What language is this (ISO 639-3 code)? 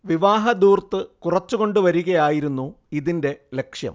mal